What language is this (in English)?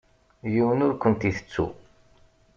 Kabyle